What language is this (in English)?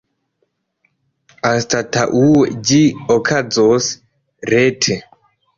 Esperanto